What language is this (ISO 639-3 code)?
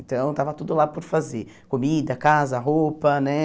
por